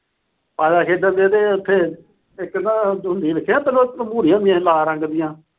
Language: Punjabi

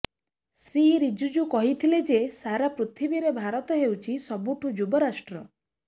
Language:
Odia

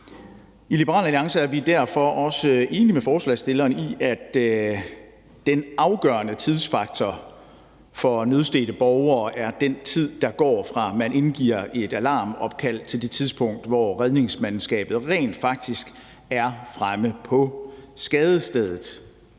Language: Danish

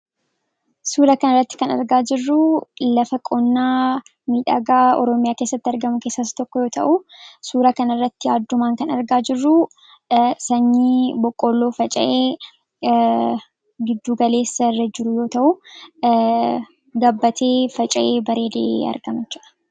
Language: Oromo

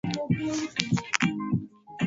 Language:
Swahili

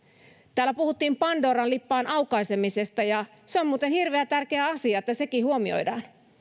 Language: Finnish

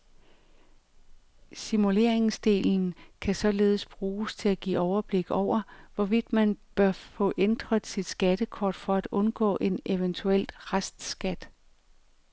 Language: Danish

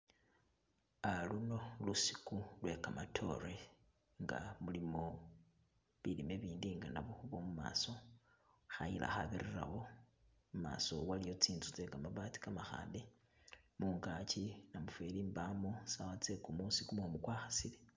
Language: Masaaba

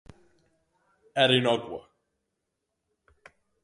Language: Galician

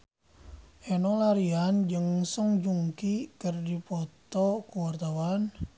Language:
Sundanese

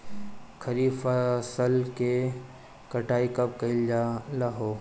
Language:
Bhojpuri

